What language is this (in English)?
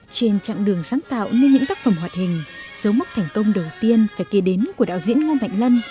Vietnamese